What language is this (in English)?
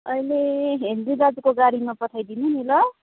Nepali